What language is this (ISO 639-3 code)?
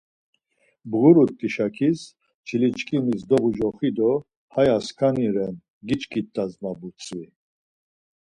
lzz